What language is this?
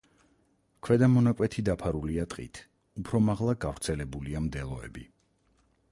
Georgian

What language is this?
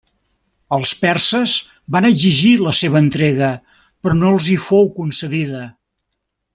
Catalan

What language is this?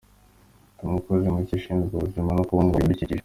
Kinyarwanda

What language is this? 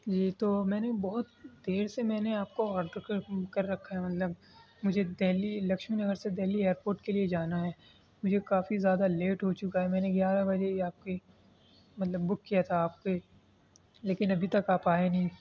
Urdu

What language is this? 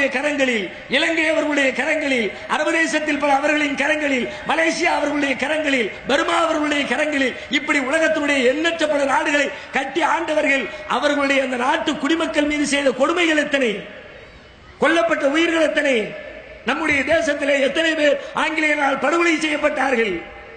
Arabic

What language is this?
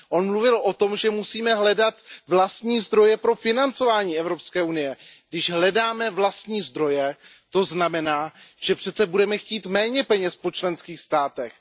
Czech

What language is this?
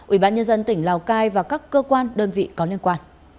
Vietnamese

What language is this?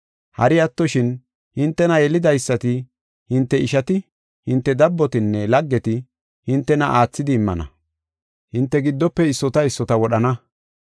Gofa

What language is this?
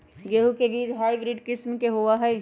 Magahi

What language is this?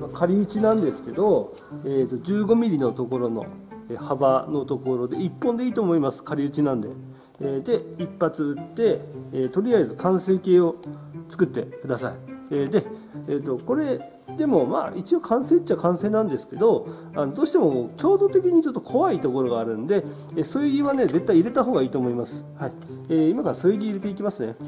Japanese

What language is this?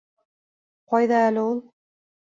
Bashkir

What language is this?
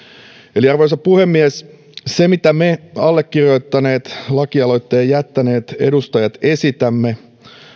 Finnish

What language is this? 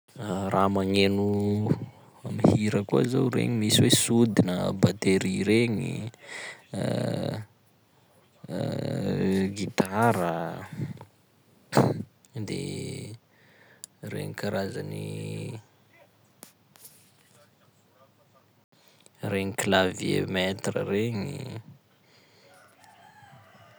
Sakalava Malagasy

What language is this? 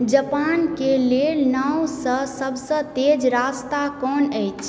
Maithili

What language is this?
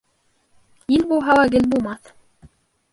Bashkir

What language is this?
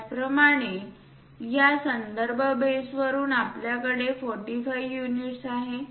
Marathi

